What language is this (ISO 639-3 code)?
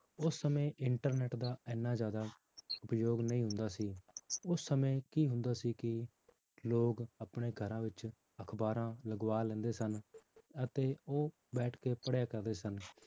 pan